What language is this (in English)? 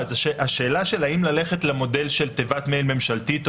Hebrew